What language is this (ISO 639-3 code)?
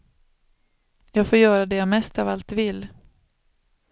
swe